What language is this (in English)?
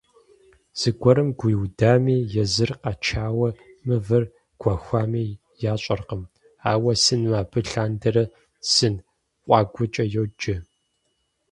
Kabardian